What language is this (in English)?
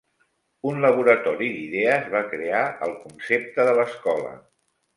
Catalan